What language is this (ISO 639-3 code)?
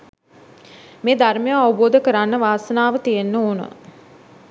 sin